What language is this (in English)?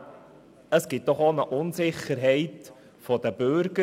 Swiss German